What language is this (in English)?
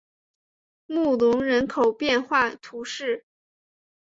Chinese